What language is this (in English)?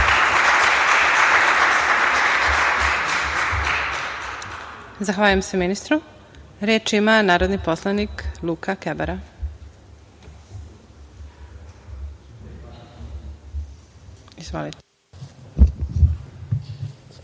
Serbian